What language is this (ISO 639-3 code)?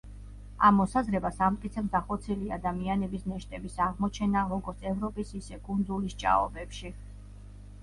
kat